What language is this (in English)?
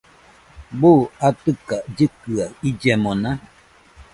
Nüpode Huitoto